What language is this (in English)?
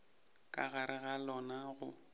Northern Sotho